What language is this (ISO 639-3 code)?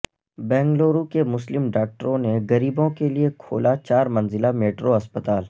urd